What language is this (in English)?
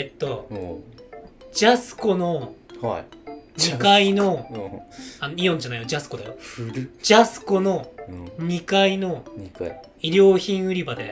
Japanese